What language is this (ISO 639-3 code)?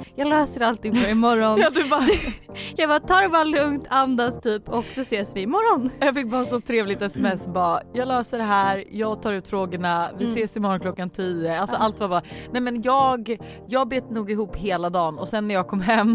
swe